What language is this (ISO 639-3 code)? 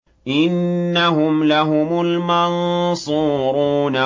ara